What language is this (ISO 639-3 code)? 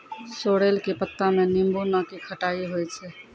mai